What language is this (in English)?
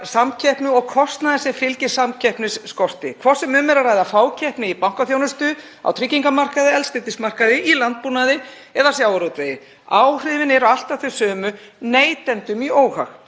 Icelandic